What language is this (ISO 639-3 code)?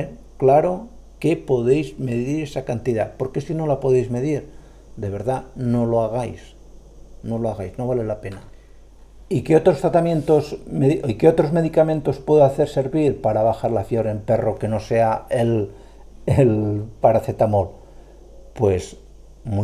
spa